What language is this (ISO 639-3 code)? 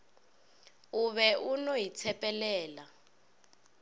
nso